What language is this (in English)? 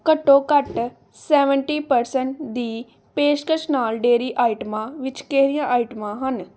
Punjabi